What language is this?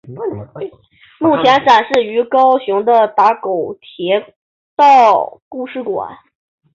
Chinese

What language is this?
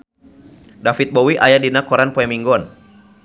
Sundanese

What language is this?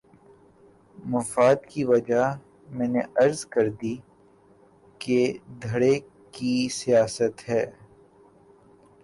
Urdu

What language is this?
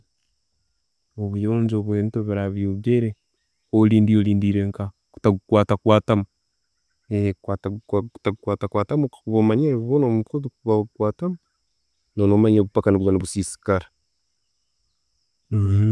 Tooro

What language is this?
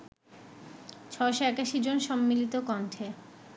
Bangla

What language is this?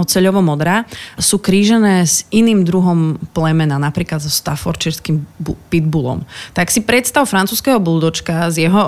Slovak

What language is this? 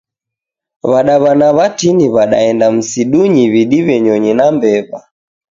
Taita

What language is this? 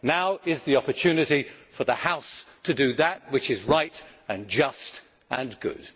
English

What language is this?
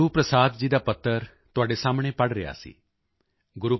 Punjabi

